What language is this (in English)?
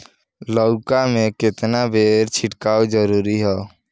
Bhojpuri